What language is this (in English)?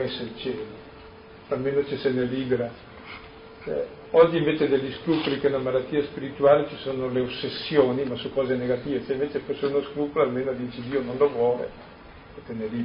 Italian